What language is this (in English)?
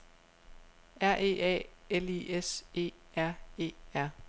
Danish